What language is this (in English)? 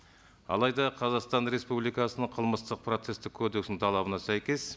Kazakh